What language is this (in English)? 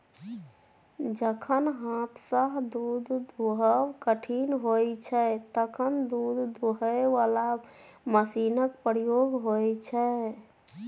Maithili